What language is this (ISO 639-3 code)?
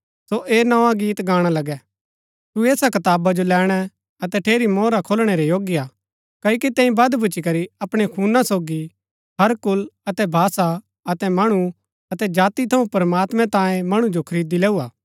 gbk